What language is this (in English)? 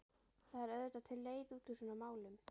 Icelandic